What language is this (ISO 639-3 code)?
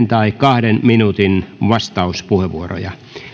fin